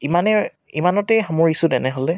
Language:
Assamese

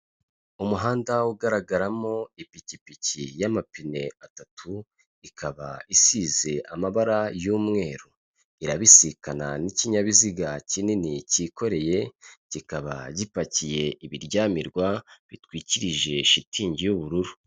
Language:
Kinyarwanda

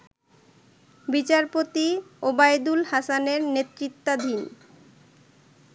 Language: Bangla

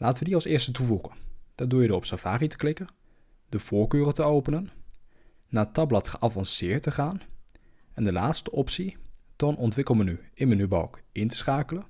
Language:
Dutch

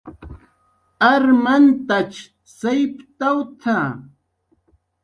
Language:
Jaqaru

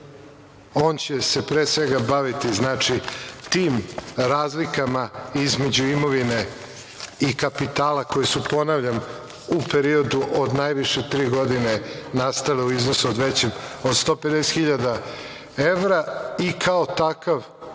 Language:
Serbian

